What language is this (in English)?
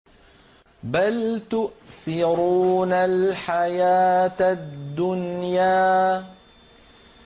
Arabic